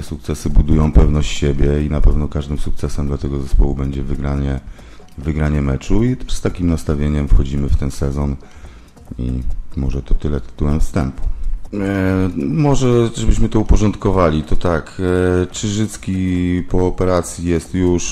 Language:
Polish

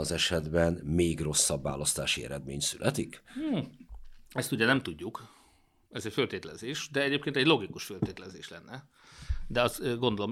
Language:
Hungarian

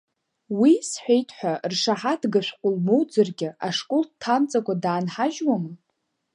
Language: Abkhazian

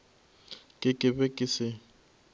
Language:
Northern Sotho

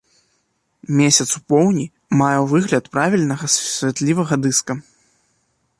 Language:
Belarusian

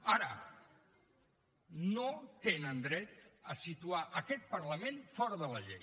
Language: Catalan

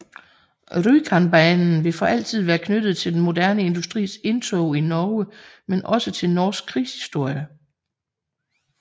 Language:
Danish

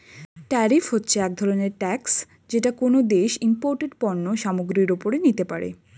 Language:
Bangla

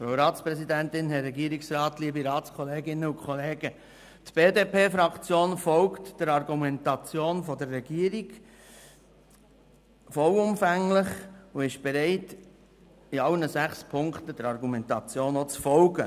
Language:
Swiss German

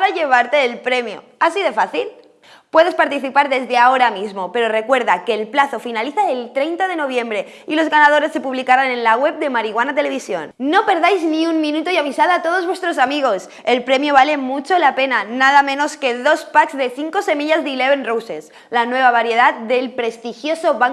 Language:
Spanish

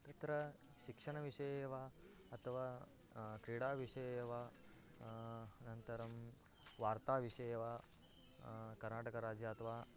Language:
Sanskrit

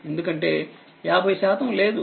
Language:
Telugu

